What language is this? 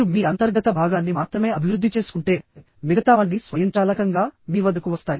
Telugu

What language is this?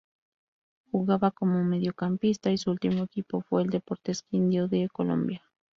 Spanish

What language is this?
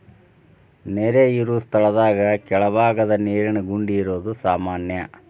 Kannada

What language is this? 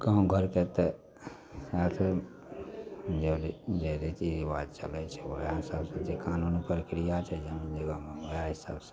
Maithili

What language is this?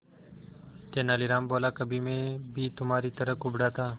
Hindi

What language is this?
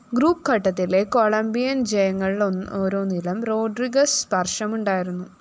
Malayalam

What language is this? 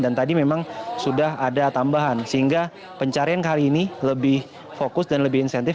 Indonesian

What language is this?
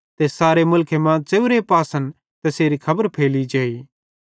Bhadrawahi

